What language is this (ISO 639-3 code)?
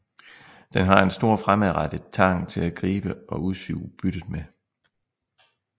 dan